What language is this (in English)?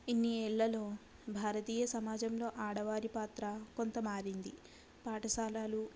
Telugu